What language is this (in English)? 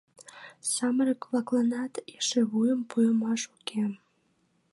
Mari